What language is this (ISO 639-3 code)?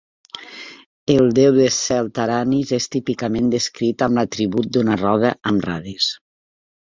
cat